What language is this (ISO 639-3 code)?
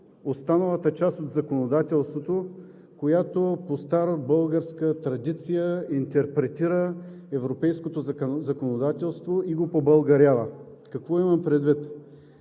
bul